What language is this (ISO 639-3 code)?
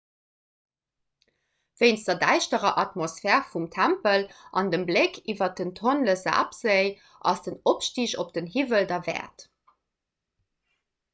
ltz